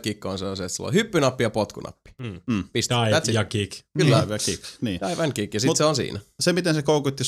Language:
Finnish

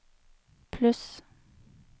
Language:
Norwegian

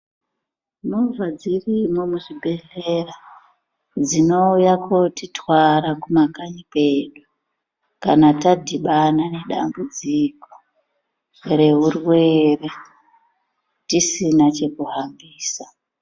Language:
Ndau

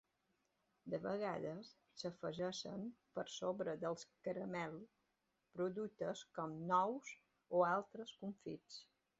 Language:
Catalan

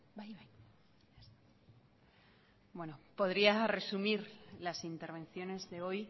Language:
Spanish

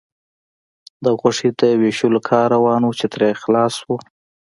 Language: Pashto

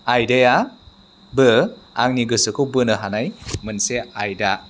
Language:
Bodo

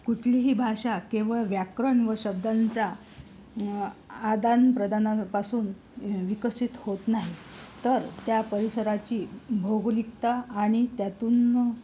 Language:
Marathi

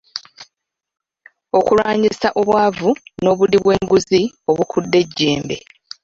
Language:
Ganda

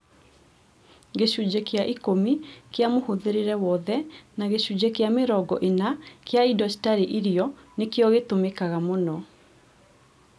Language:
Kikuyu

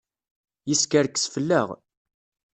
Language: Kabyle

